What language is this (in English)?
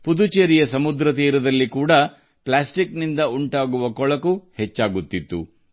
Kannada